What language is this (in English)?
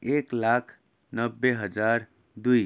Nepali